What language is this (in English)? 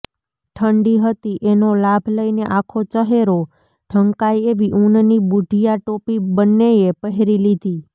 Gujarati